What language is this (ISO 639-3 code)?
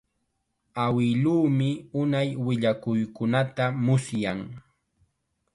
qxa